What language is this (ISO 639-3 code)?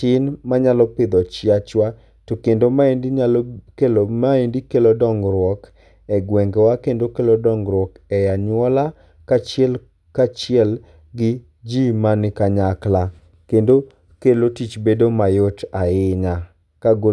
luo